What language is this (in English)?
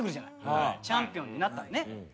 Japanese